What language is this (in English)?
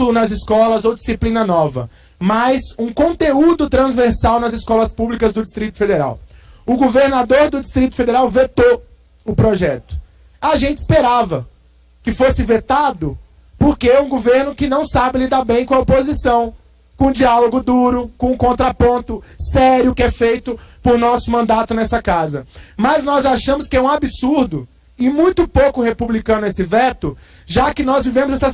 Portuguese